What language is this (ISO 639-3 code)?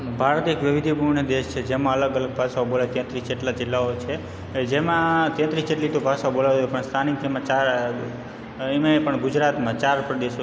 guj